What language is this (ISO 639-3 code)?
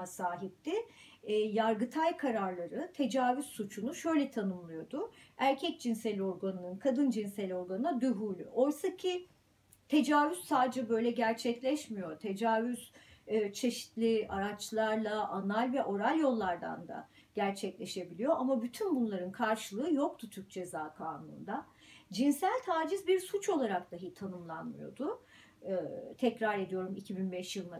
tur